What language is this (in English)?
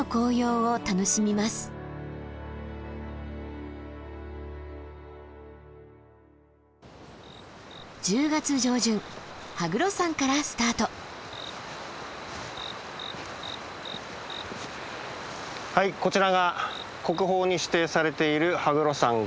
Japanese